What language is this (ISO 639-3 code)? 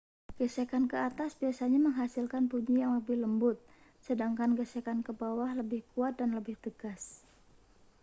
ind